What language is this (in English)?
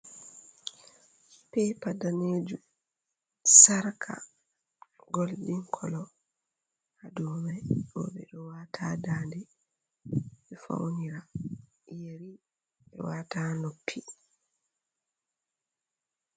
Fula